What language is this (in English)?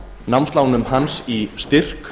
Icelandic